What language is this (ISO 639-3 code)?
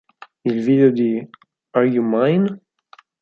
ita